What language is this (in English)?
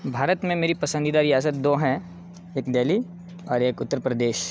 Urdu